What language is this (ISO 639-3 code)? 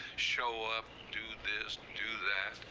eng